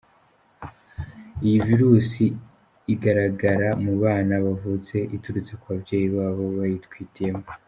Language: Kinyarwanda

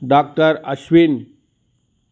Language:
Sanskrit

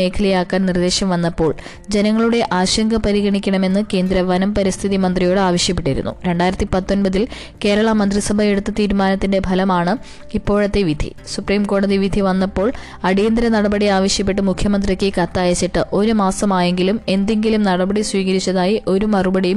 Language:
Malayalam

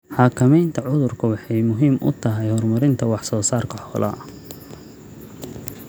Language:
Somali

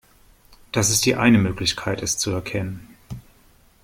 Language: German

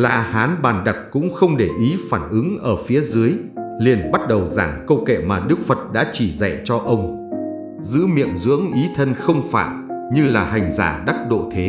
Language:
Vietnamese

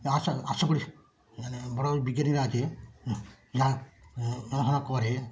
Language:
Bangla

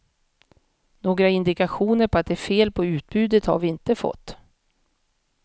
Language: Swedish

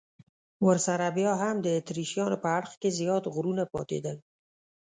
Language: Pashto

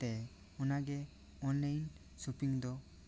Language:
Santali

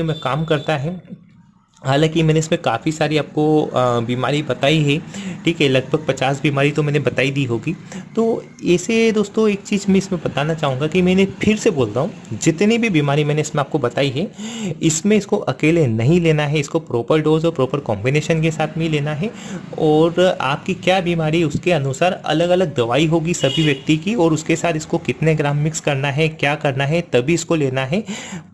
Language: Hindi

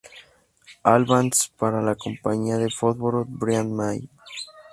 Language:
Spanish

